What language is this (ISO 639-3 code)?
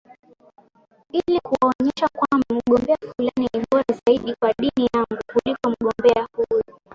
swa